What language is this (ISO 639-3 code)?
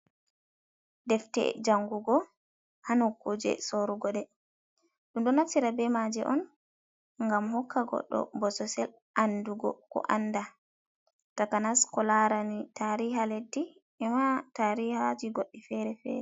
ful